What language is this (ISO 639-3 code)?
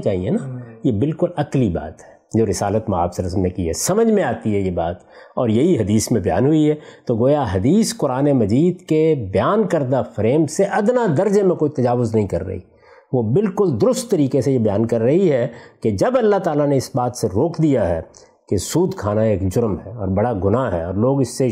urd